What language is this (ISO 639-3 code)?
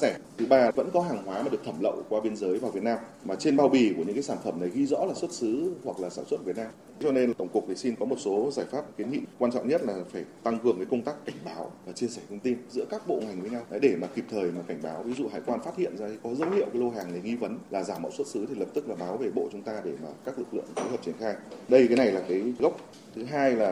vie